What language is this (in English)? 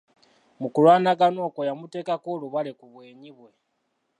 Ganda